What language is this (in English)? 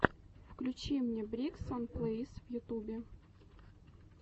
Russian